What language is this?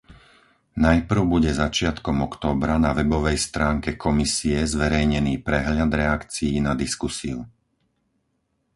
Slovak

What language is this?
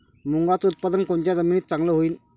Marathi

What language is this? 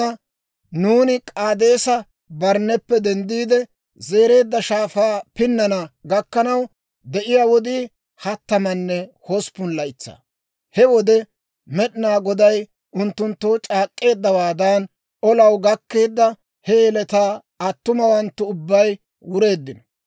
Dawro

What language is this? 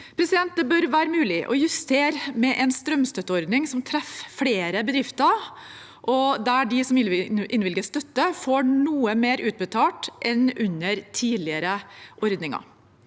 Norwegian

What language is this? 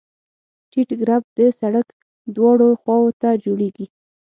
Pashto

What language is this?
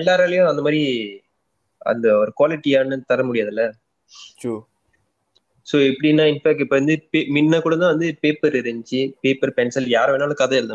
Tamil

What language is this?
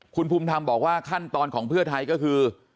Thai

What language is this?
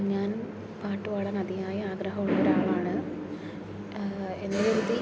Malayalam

